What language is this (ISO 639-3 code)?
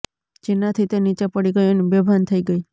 guj